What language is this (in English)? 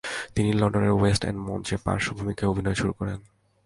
Bangla